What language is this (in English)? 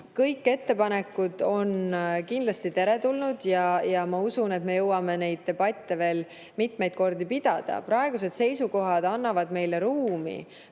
Estonian